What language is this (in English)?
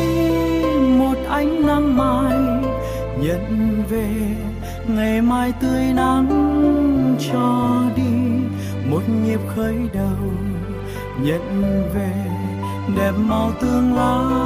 Vietnamese